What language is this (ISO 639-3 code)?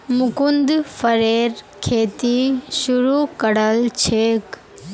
mag